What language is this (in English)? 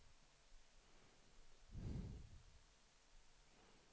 Swedish